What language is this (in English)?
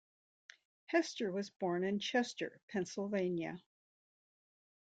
English